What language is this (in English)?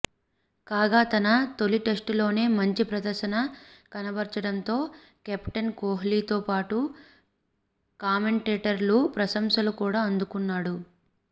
Telugu